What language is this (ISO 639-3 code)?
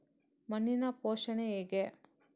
kan